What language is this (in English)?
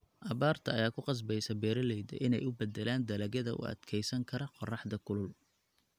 Somali